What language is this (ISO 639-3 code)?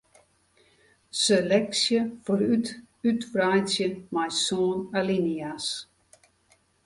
fry